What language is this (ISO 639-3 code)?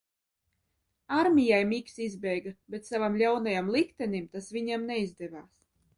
lav